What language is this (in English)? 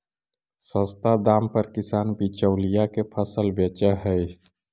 Magahi